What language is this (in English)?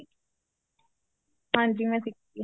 Punjabi